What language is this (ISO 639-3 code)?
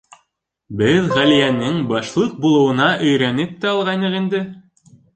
bak